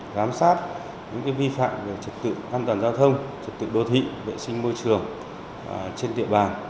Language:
Vietnamese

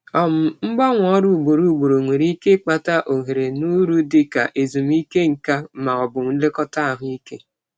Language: Igbo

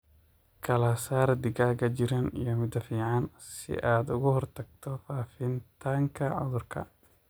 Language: Somali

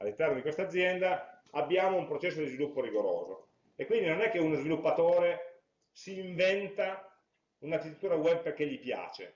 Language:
Italian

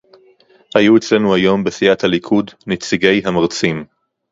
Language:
Hebrew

